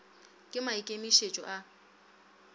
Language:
Northern Sotho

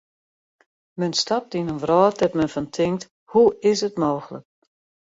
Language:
Western Frisian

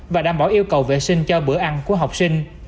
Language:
Vietnamese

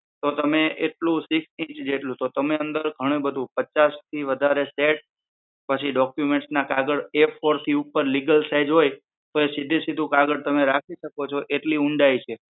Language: Gujarati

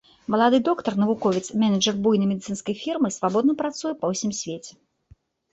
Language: Belarusian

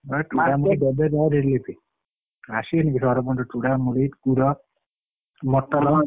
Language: Odia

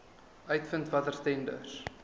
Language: Afrikaans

